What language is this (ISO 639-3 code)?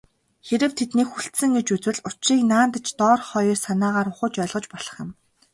mon